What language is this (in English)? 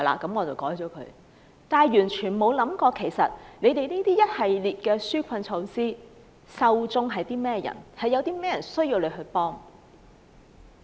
Cantonese